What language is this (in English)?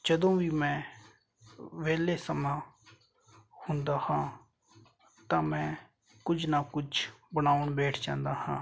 Punjabi